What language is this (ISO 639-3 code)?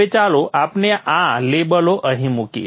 guj